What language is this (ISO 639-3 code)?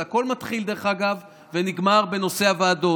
heb